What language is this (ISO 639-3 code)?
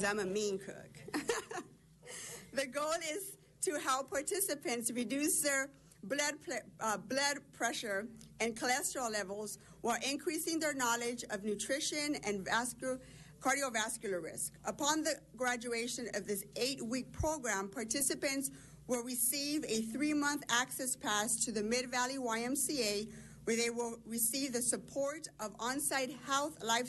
eng